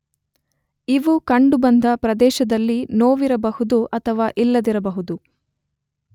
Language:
Kannada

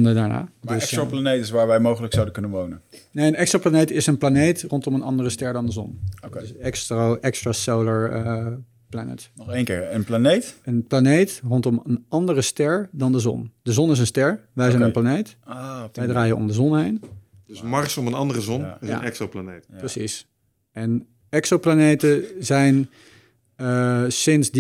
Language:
Dutch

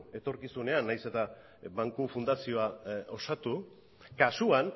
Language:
Basque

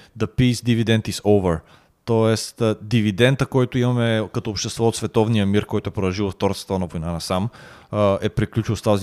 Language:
Bulgarian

